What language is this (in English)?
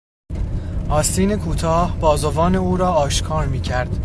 Persian